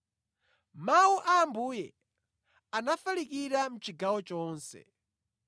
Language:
Nyanja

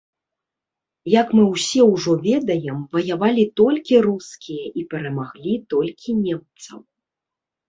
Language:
Belarusian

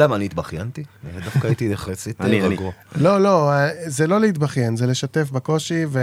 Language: Hebrew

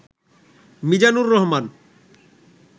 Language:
Bangla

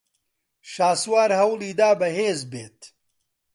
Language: Central Kurdish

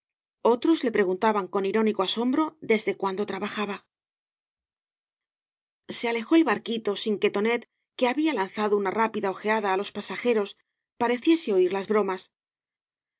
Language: Spanish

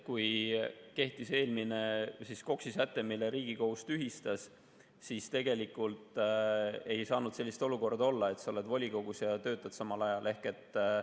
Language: Estonian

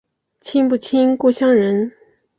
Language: Chinese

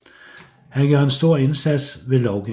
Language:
Danish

